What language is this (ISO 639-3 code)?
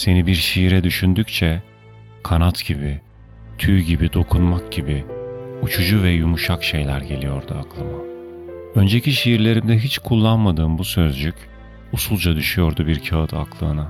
tur